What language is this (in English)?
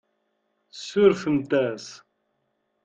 Kabyle